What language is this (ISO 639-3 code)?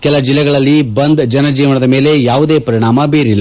kan